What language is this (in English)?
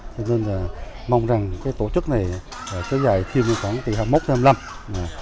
Vietnamese